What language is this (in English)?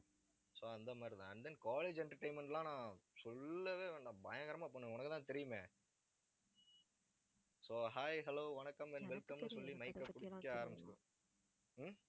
Tamil